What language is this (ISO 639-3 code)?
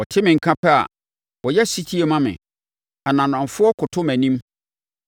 aka